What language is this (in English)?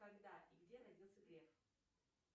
Russian